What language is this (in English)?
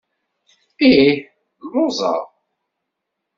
Kabyle